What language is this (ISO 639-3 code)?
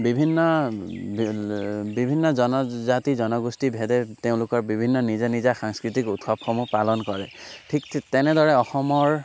asm